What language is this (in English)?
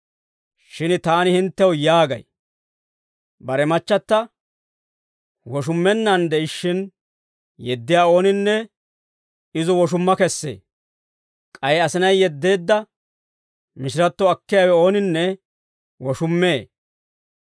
Dawro